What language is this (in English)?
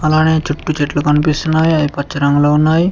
Telugu